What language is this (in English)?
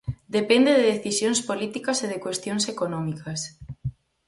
Galician